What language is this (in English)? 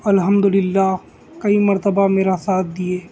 Urdu